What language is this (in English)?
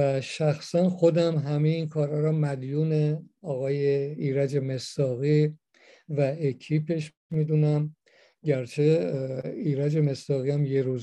Persian